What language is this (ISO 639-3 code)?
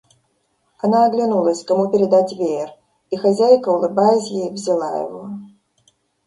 rus